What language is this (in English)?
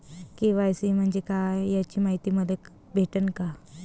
Marathi